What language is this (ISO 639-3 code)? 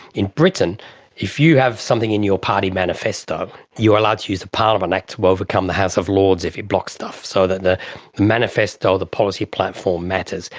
eng